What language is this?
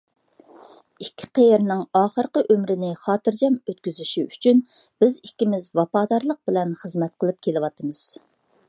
Uyghur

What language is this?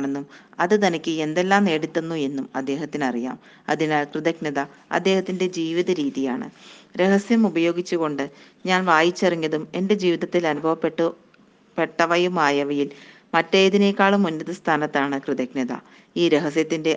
Malayalam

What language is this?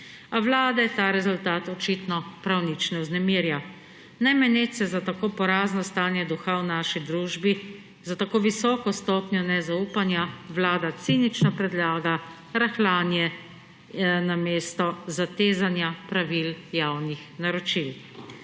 Slovenian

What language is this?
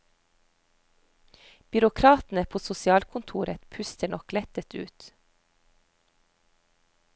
Norwegian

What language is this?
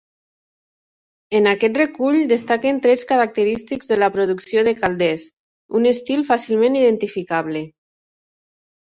Catalan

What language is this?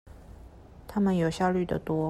Chinese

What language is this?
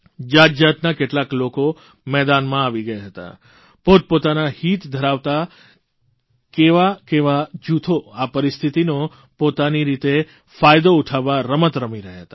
Gujarati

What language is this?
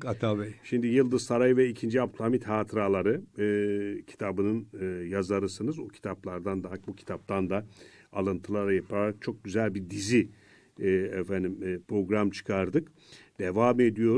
Turkish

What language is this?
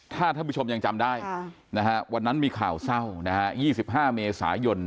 Thai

